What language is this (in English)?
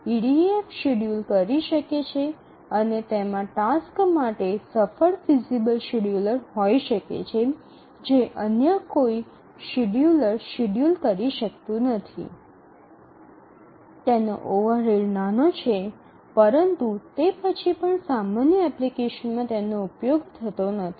Gujarati